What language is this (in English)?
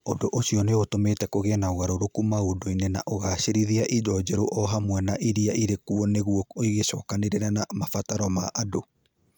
Kikuyu